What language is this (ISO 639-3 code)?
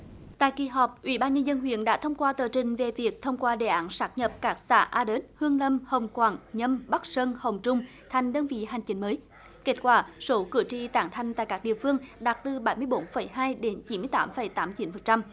vie